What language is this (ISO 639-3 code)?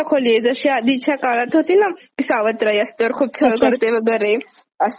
mar